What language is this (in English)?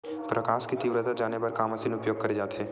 Chhattisgarhi